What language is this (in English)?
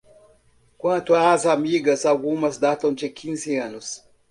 Portuguese